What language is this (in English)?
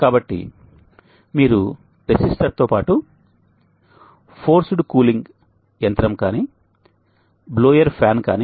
Telugu